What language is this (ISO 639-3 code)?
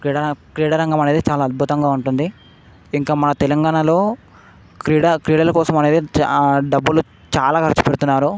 tel